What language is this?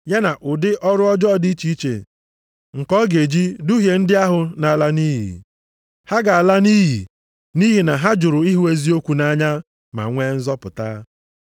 Igbo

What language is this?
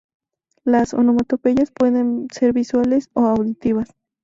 Spanish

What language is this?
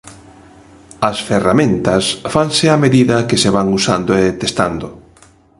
Galician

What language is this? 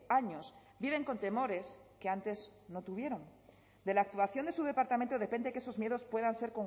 Spanish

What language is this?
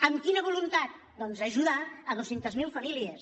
Catalan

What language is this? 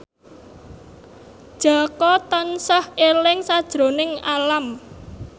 Javanese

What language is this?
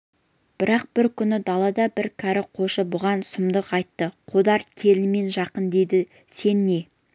Kazakh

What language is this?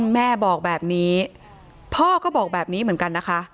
Thai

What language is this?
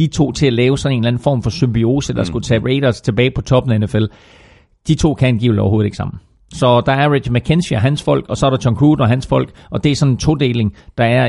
Danish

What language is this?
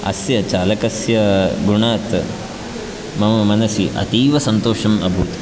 Sanskrit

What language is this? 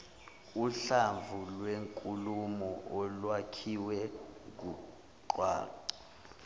Zulu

